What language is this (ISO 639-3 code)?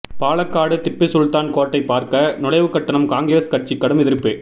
tam